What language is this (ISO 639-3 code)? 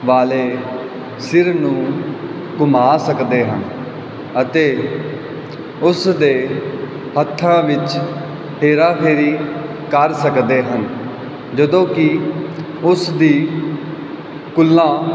pan